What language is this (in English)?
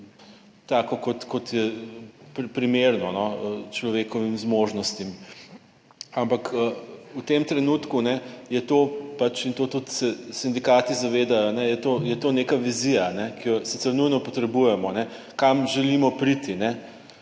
Slovenian